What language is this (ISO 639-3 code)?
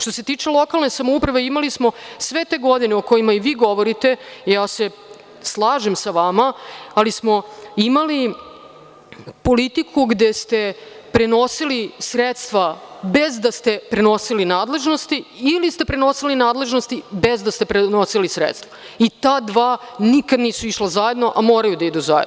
srp